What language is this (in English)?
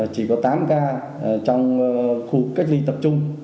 Vietnamese